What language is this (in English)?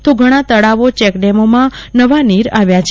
Gujarati